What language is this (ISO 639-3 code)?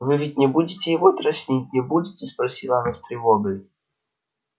rus